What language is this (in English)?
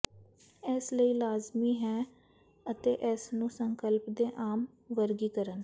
Punjabi